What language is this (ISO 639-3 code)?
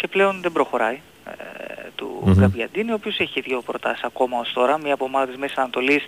ell